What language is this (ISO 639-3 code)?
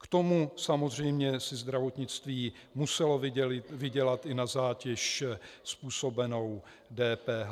ces